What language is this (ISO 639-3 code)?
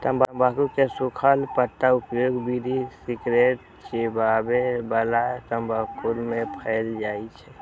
mai